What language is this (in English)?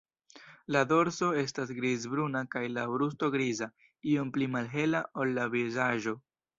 Esperanto